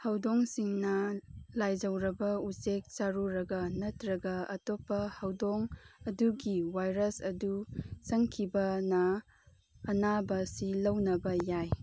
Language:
Manipuri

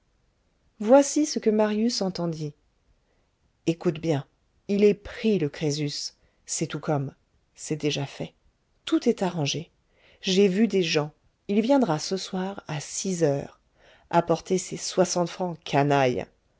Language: French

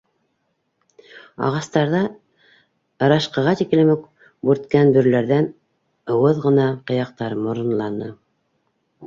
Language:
Bashkir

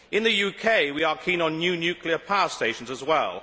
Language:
English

